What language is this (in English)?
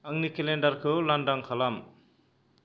Bodo